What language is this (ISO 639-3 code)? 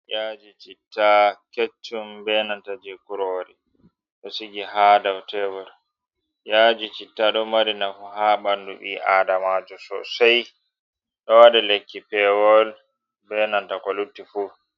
ful